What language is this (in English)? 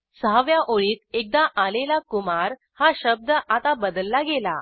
Marathi